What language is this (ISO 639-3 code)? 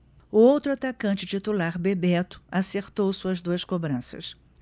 por